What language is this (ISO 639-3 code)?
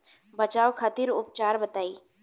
bho